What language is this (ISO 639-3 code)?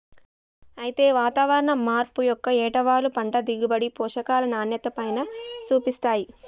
tel